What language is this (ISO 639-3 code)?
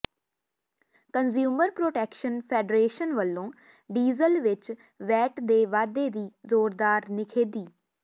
pan